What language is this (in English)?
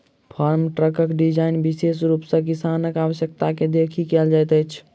Maithili